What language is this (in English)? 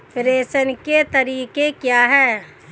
Hindi